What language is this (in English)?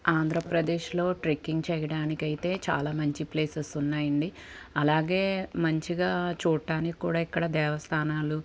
Telugu